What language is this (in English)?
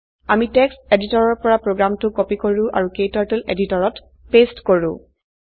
Assamese